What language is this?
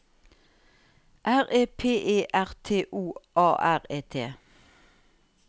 Norwegian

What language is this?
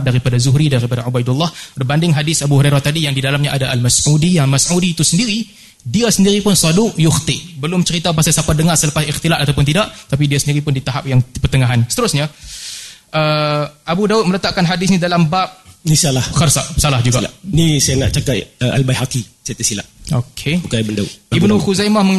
Malay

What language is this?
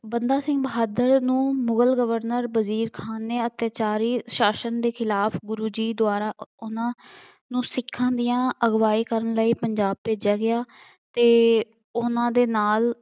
Punjabi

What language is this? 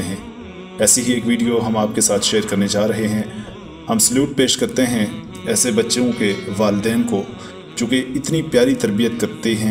Turkish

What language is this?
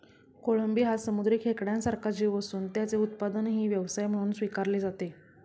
Marathi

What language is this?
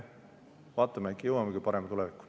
Estonian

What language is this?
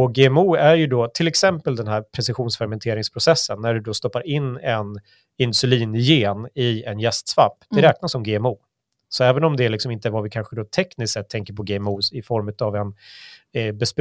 Swedish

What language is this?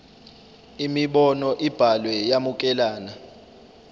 Zulu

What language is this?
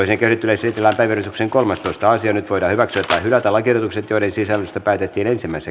Finnish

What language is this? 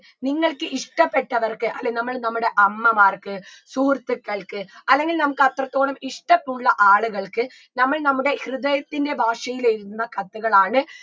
Malayalam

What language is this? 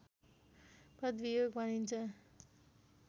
Nepali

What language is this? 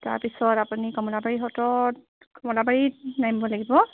Assamese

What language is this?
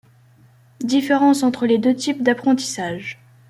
French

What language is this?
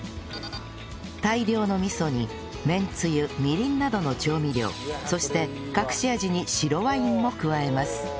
Japanese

